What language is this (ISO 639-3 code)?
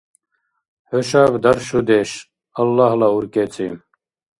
dar